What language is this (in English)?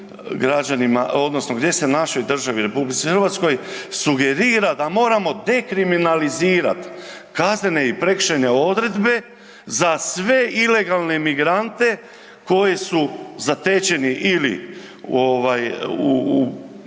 Croatian